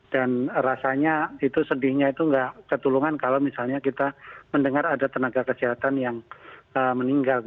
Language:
Indonesian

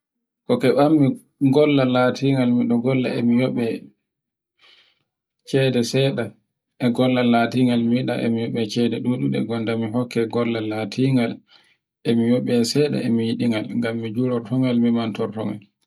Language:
Borgu Fulfulde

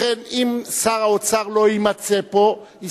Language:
Hebrew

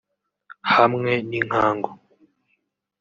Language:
Kinyarwanda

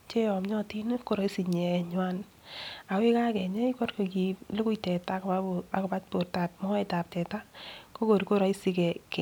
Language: Kalenjin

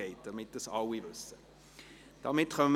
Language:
Swiss German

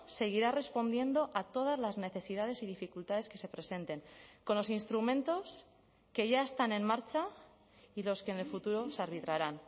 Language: Spanish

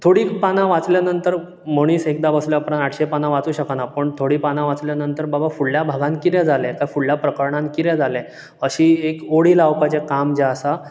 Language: Konkani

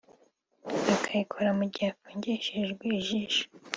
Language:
Kinyarwanda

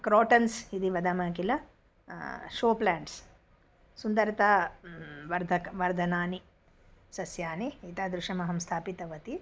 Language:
Sanskrit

